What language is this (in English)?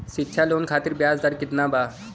Bhojpuri